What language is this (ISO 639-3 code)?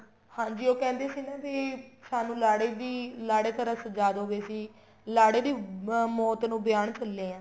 pan